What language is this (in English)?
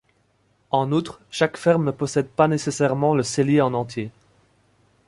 French